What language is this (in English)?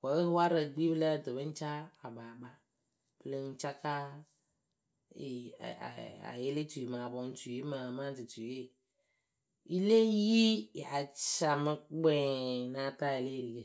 Akebu